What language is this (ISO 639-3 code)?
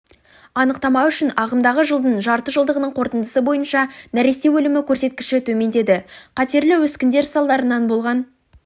kaz